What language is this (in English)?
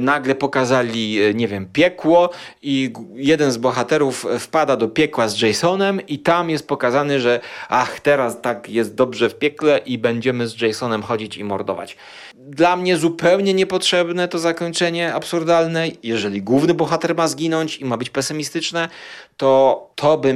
Polish